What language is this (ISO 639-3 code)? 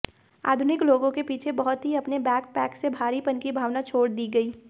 hin